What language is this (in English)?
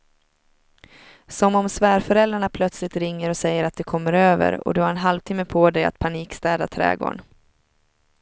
Swedish